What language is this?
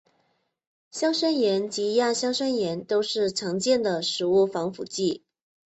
Chinese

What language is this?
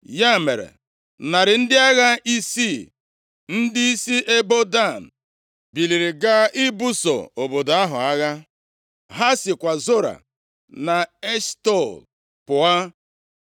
Igbo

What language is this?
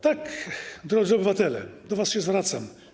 Polish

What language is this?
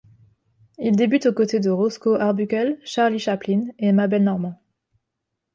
French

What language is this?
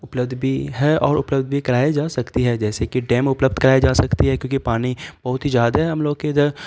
Urdu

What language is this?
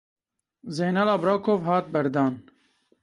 Kurdish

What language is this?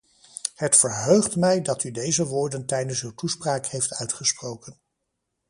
Dutch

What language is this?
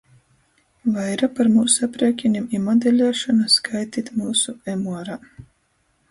Latgalian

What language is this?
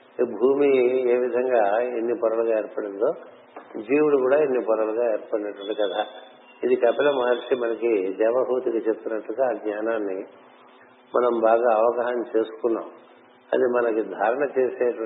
Telugu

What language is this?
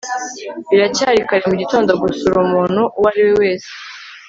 Kinyarwanda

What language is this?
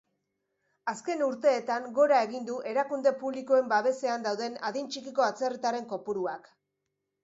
Basque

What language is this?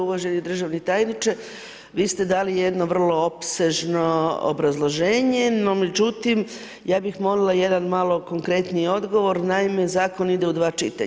Croatian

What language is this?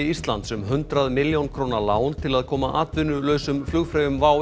Icelandic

